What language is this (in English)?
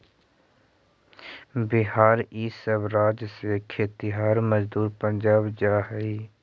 Magahi